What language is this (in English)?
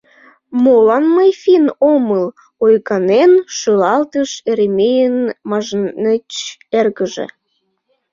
Mari